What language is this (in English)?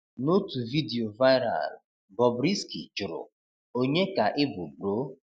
Igbo